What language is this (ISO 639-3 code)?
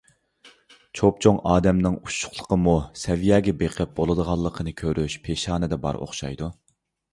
uig